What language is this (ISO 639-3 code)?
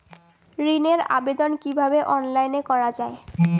ben